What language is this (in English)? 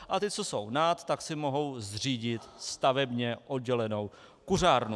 Czech